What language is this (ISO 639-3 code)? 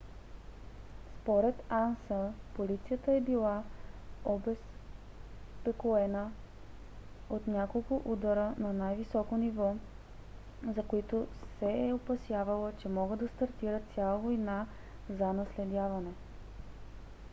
bul